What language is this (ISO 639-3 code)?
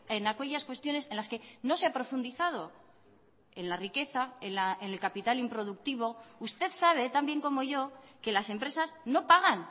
spa